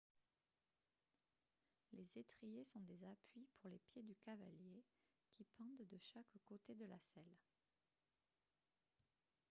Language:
French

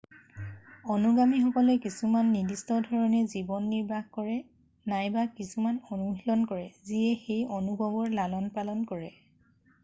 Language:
Assamese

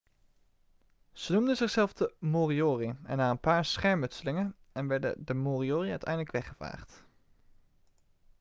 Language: Dutch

